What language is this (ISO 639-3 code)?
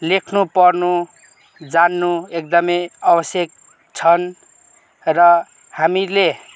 nep